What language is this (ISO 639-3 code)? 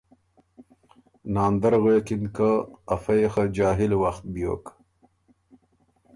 oru